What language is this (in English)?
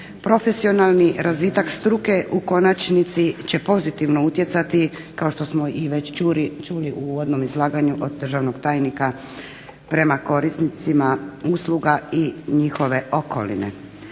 Croatian